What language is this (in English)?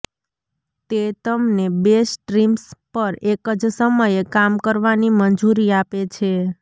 Gujarati